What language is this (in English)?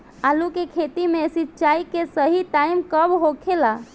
Bhojpuri